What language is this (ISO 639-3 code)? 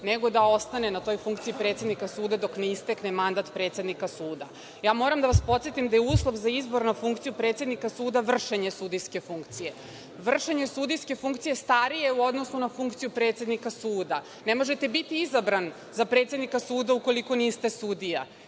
srp